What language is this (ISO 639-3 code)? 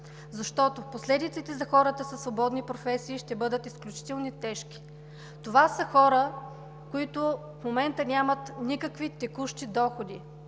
bul